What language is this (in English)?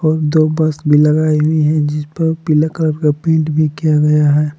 Hindi